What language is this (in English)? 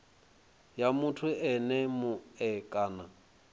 Venda